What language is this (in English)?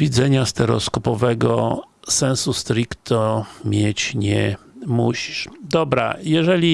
Polish